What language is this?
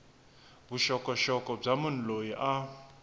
Tsonga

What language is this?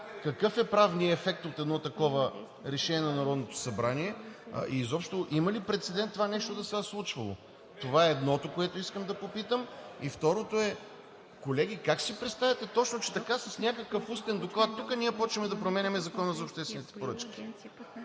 Bulgarian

